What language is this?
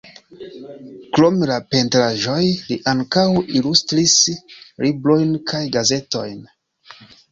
Esperanto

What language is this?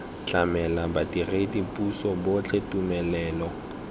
Tswana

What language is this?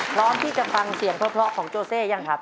Thai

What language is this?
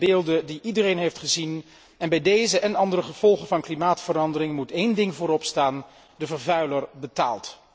Dutch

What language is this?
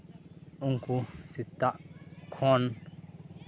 Santali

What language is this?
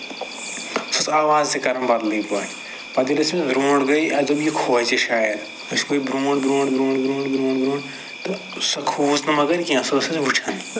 Kashmiri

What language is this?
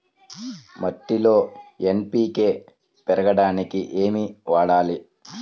Telugu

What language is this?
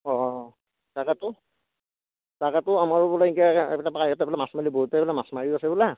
Assamese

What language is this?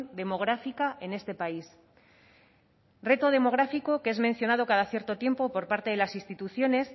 Spanish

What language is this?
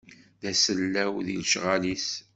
Kabyle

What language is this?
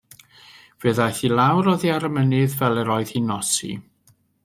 Welsh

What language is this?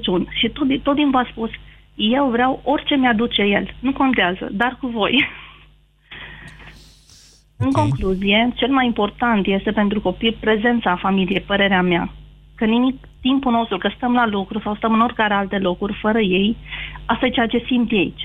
Romanian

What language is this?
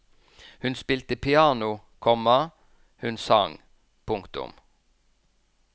Norwegian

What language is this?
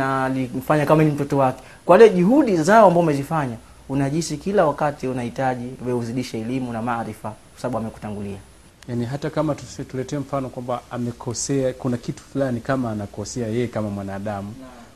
Swahili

